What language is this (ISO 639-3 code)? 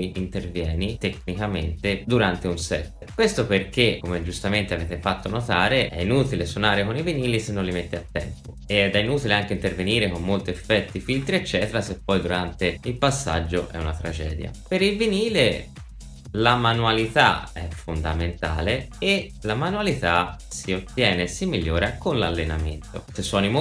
ita